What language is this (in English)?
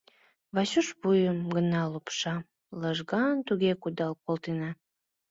Mari